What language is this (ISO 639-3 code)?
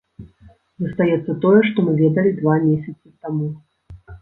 bel